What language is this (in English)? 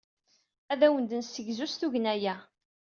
Kabyle